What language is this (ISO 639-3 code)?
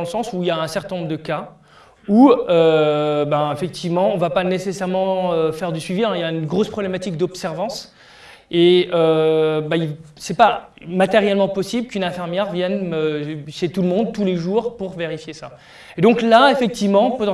fra